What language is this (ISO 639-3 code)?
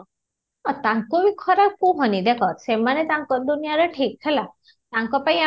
ori